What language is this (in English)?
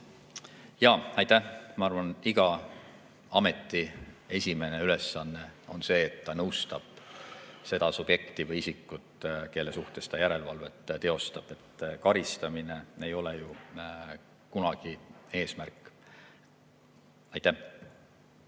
Estonian